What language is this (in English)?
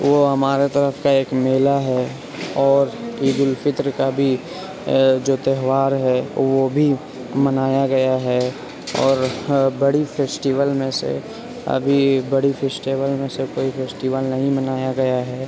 Urdu